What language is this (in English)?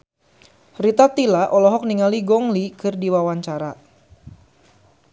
Sundanese